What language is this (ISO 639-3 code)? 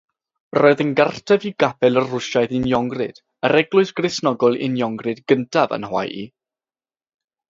cym